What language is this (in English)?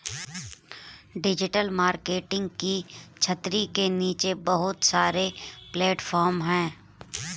Hindi